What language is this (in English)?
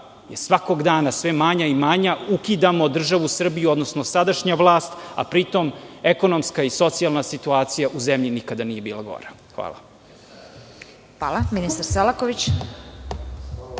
Serbian